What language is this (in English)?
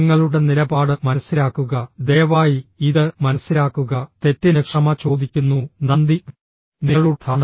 Malayalam